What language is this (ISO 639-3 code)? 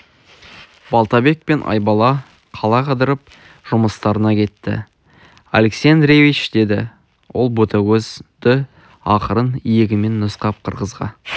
kaz